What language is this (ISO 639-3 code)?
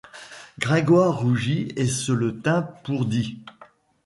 fra